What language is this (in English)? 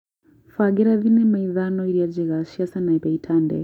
Kikuyu